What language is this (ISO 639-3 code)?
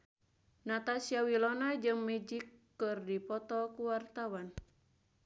sun